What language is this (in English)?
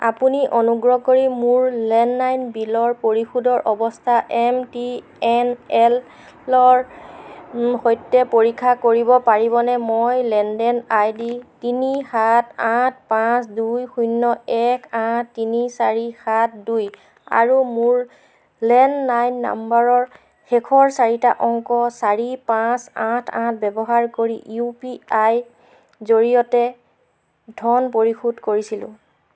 Assamese